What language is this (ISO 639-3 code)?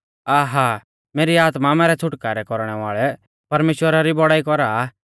bfz